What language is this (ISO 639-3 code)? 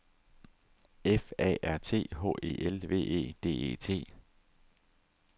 dan